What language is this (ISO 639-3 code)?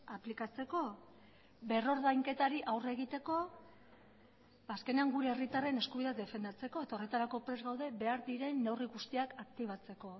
eus